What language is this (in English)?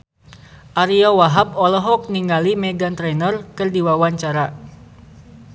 Sundanese